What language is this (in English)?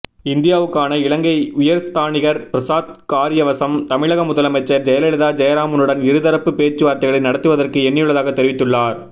Tamil